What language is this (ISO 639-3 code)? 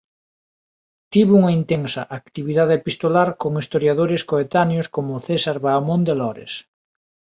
glg